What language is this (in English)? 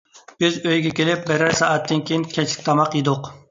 Uyghur